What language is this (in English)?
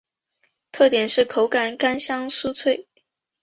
Chinese